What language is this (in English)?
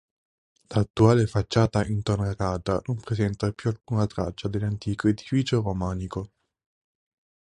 Italian